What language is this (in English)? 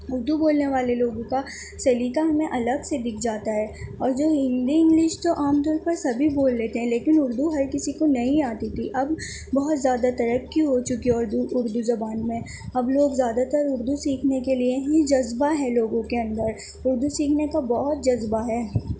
Urdu